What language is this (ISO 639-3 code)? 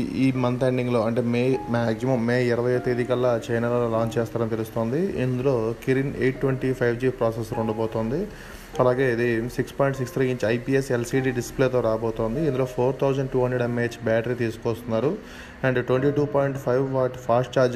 tel